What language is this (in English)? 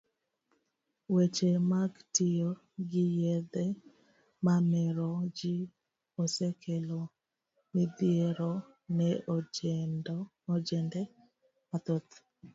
Luo (Kenya and Tanzania)